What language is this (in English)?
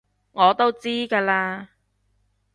Cantonese